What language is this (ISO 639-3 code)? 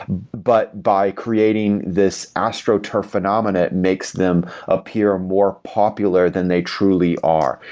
eng